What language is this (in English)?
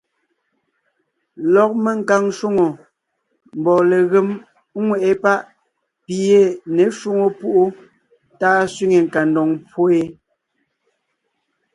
Ngiemboon